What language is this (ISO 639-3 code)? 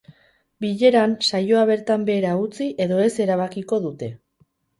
eus